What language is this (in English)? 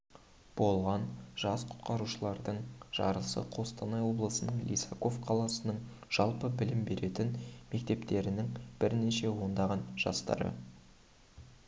Kazakh